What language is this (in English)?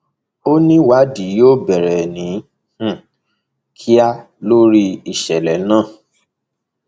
Yoruba